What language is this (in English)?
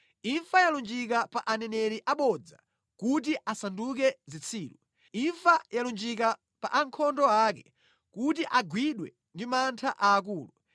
Nyanja